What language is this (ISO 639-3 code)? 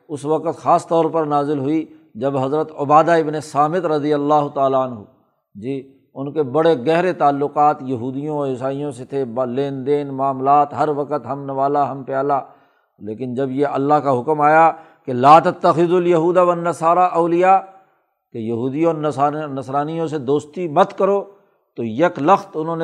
urd